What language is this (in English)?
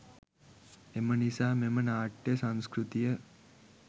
Sinhala